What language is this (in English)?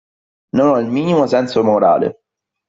Italian